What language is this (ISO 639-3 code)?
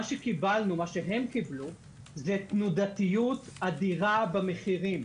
heb